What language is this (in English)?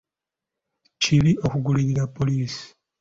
Ganda